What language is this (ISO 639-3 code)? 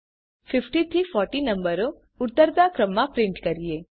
guj